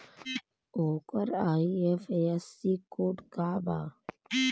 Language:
Bhojpuri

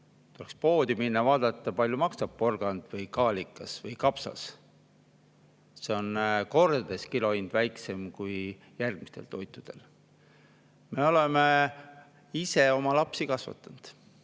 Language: Estonian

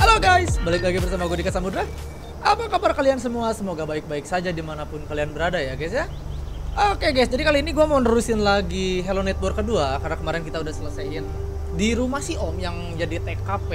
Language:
Indonesian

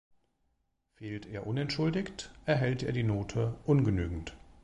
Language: German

